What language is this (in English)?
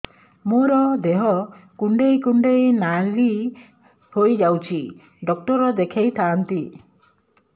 Odia